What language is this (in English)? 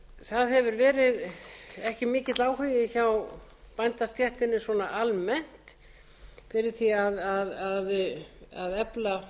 Icelandic